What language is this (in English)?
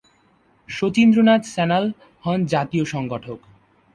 Bangla